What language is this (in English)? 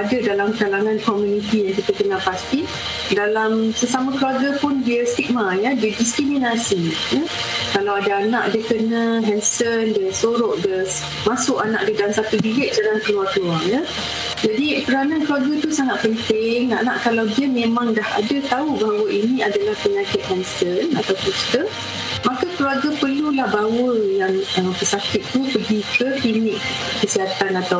Malay